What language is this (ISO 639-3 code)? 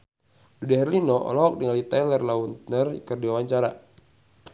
sun